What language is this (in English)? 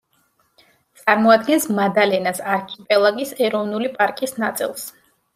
Georgian